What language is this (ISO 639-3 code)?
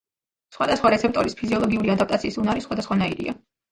kat